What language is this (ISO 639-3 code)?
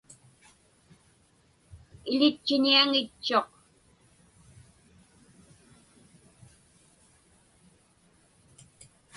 ipk